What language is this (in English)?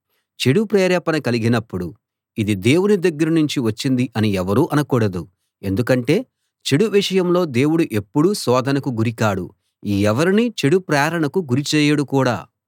Telugu